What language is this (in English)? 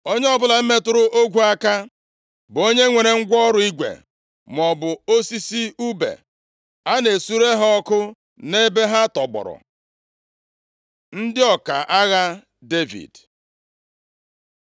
Igbo